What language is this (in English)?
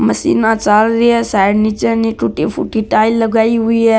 Marwari